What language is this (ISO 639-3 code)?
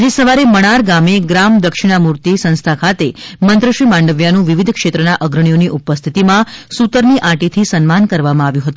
guj